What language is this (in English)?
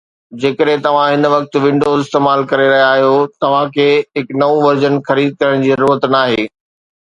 Sindhi